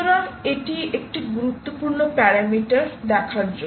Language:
Bangla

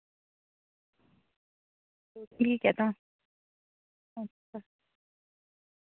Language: Dogri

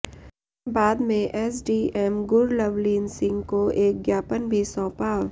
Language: Hindi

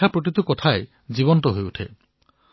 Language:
Assamese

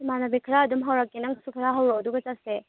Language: Manipuri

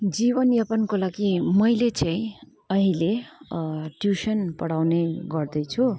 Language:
Nepali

